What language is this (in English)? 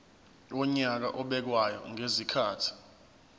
Zulu